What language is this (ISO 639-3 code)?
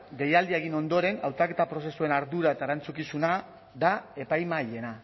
eus